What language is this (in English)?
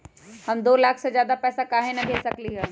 Magahi